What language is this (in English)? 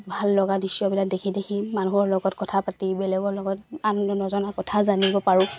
Assamese